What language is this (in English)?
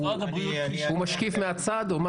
Hebrew